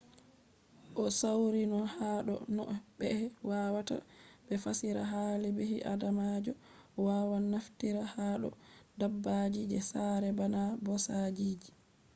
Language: Fula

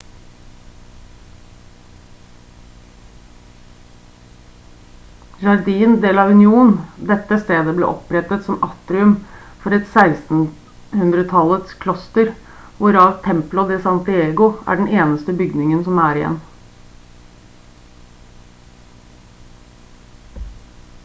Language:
Norwegian Bokmål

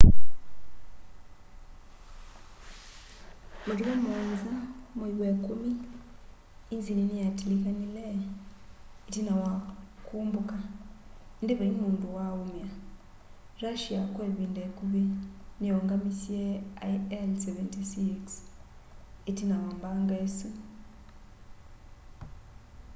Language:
Kamba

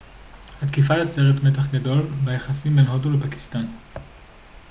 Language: Hebrew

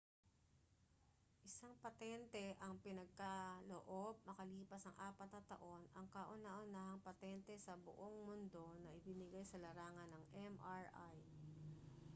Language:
Filipino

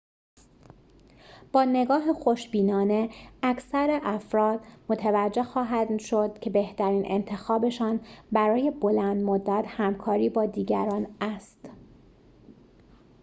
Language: Persian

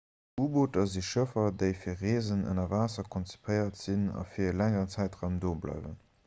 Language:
Luxembourgish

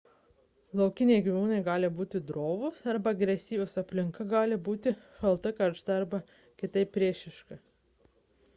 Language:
Lithuanian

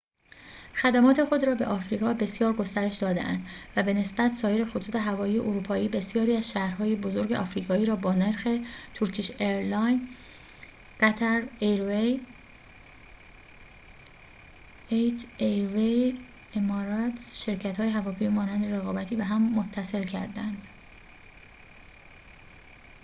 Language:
Persian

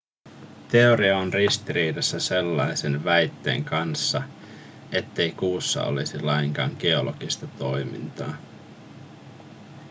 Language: Finnish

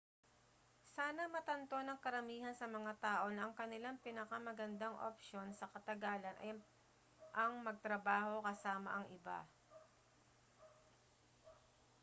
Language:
Filipino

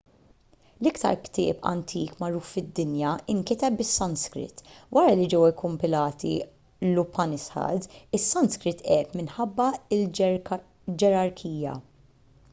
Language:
Maltese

